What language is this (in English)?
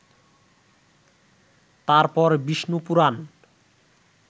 Bangla